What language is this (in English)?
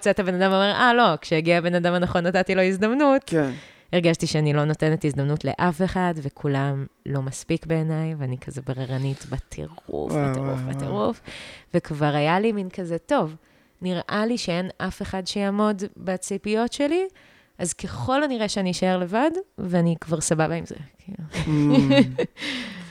Hebrew